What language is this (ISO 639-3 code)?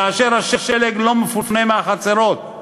heb